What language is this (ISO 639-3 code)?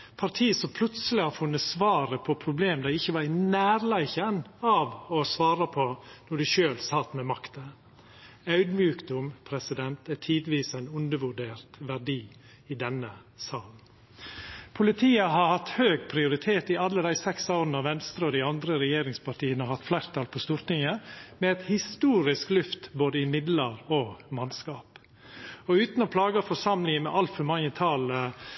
nno